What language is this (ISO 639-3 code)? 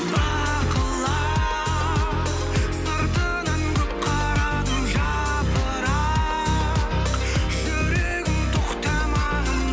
kaz